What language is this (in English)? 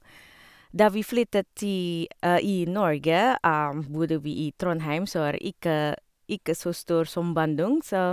Norwegian